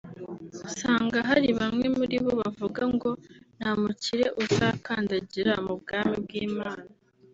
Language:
Kinyarwanda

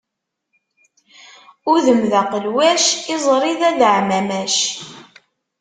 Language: Kabyle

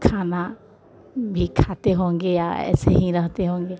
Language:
Hindi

